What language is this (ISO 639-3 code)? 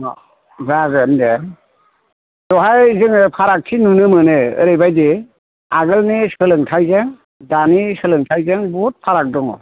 brx